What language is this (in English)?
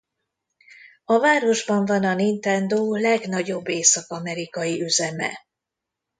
Hungarian